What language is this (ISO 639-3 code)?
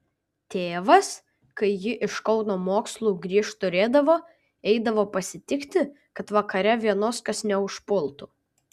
lit